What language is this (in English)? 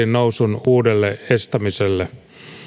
Finnish